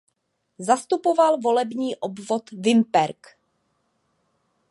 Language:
Czech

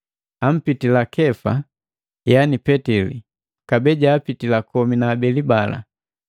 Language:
Matengo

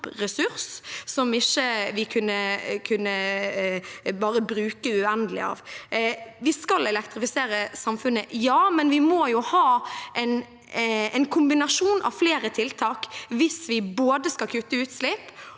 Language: Norwegian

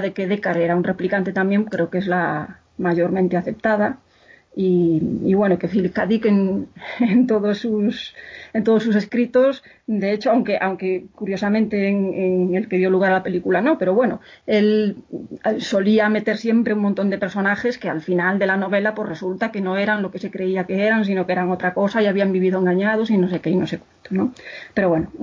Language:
Spanish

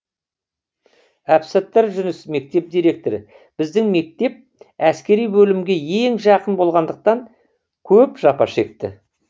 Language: Kazakh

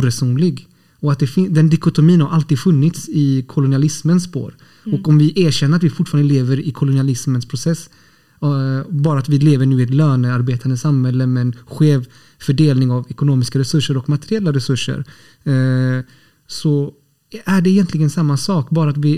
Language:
Swedish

